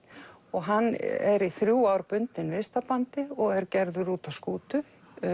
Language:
Icelandic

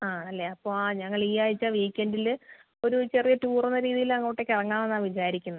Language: Malayalam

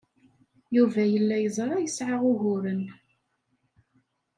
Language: Kabyle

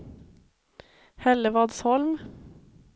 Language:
Swedish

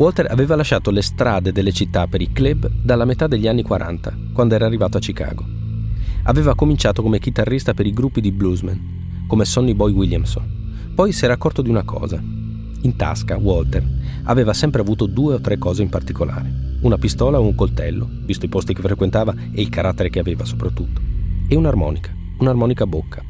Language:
Italian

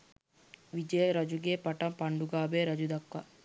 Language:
Sinhala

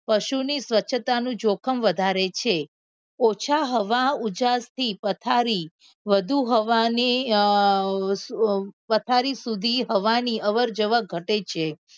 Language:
Gujarati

